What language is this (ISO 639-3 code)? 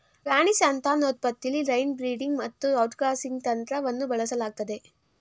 kan